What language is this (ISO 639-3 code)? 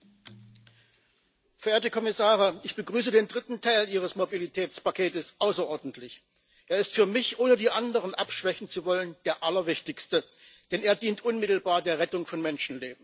deu